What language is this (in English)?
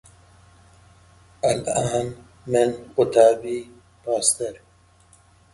English